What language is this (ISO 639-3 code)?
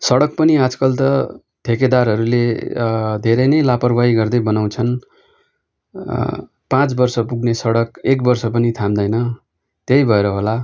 nep